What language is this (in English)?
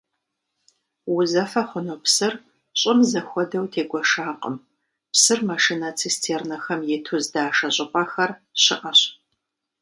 Kabardian